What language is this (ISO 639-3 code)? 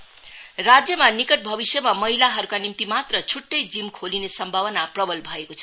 nep